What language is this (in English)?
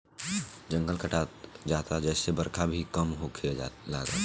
Bhojpuri